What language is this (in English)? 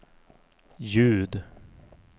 Swedish